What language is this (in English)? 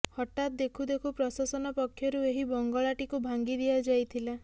Odia